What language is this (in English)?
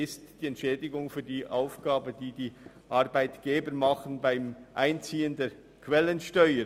Swiss German